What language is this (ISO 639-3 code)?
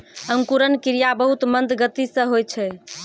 mai